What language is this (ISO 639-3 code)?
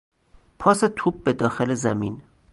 fas